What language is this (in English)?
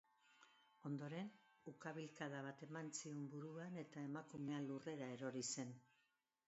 Basque